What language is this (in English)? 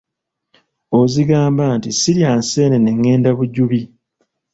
Ganda